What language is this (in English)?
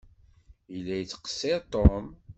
Kabyle